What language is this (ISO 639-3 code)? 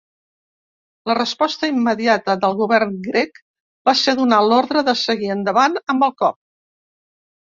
cat